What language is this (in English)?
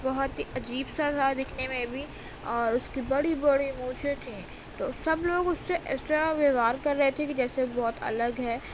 Urdu